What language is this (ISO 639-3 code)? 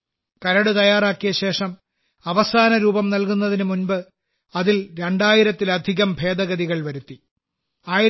mal